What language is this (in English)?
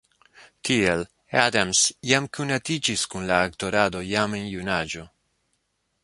Esperanto